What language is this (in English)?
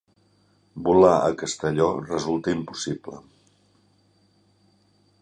Catalan